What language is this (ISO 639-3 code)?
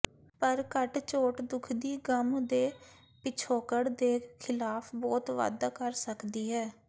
pan